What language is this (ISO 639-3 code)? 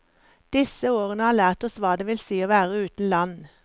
nor